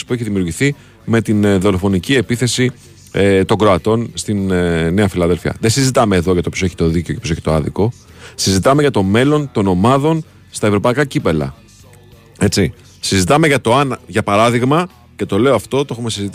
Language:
Greek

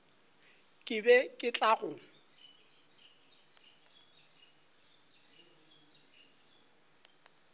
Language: Northern Sotho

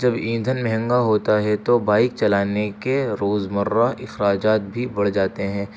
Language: Urdu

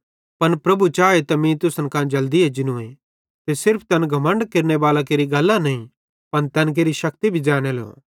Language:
Bhadrawahi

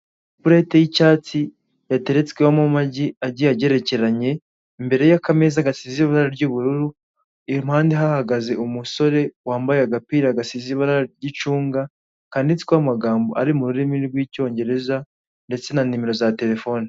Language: Kinyarwanda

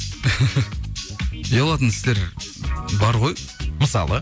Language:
Kazakh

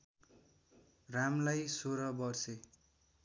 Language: Nepali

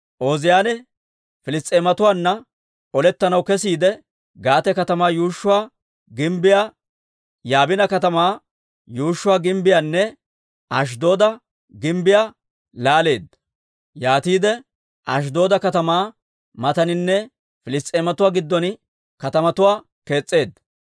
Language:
Dawro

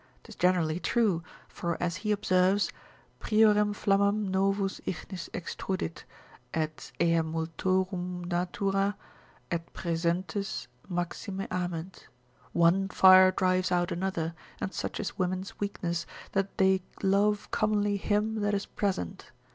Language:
English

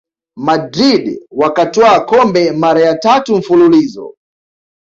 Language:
Swahili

